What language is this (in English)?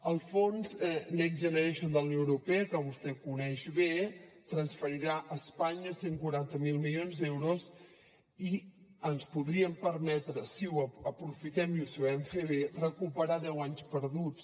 Catalan